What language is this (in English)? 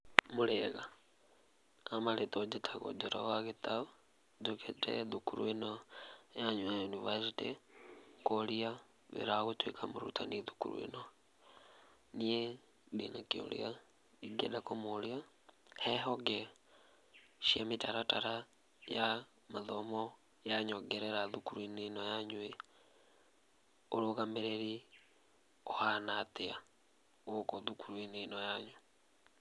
Kikuyu